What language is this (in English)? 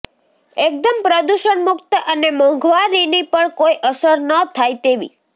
Gujarati